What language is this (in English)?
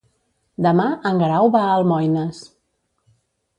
Catalan